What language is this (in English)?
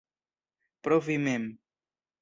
Esperanto